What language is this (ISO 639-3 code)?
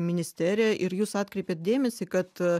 lit